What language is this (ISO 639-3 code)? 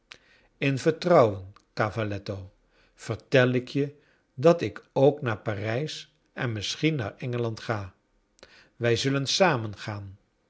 nld